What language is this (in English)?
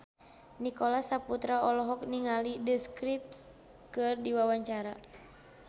Sundanese